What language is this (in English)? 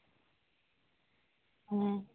Santali